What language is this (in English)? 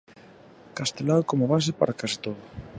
Galician